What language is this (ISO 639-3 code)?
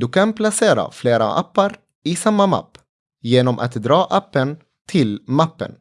swe